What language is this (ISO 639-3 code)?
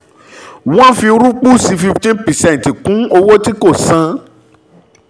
yor